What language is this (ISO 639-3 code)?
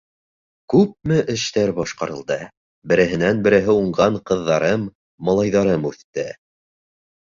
bak